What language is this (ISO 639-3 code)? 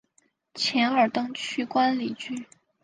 zho